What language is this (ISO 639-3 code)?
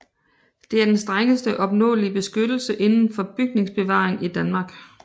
dan